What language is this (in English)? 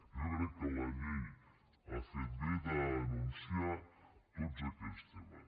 Catalan